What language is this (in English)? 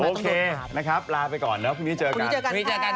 Thai